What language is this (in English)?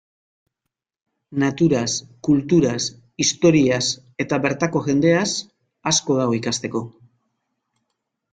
Basque